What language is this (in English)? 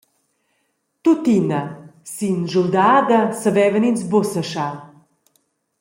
Romansh